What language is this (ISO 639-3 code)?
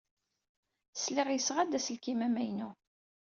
kab